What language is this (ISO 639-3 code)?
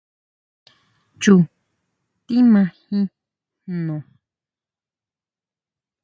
mau